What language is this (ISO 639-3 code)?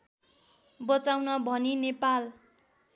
nep